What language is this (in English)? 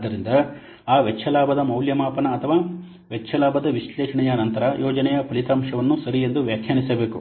Kannada